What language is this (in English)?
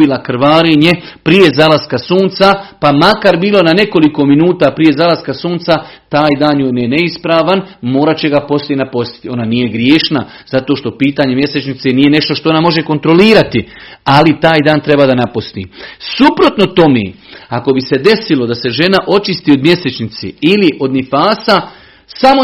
Croatian